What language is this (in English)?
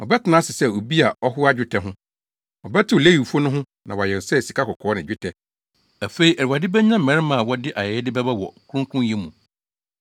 Akan